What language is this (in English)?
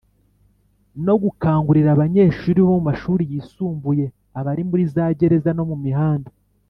Kinyarwanda